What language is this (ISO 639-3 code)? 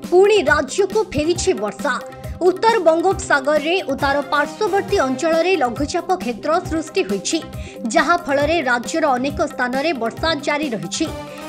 hin